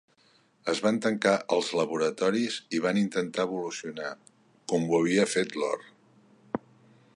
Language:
Catalan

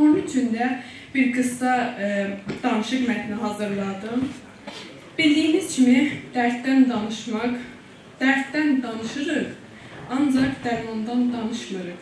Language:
Turkish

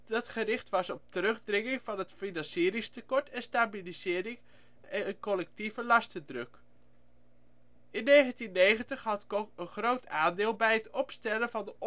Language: Dutch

